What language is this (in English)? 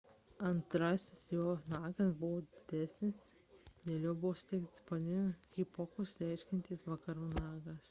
Lithuanian